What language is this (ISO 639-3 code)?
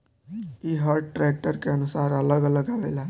bho